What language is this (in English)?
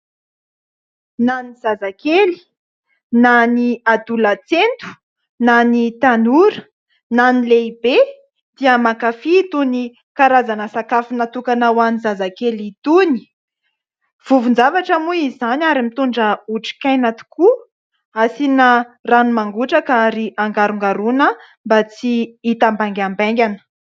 Malagasy